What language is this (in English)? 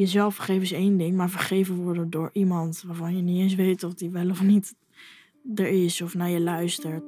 Dutch